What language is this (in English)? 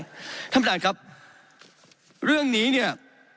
Thai